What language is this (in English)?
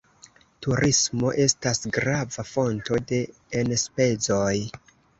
Esperanto